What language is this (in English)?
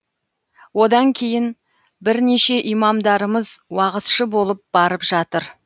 Kazakh